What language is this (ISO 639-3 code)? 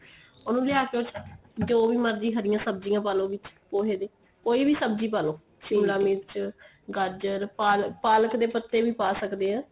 pan